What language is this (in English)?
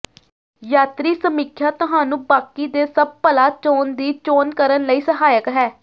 Punjabi